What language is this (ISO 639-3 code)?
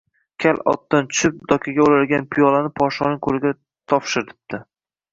uzb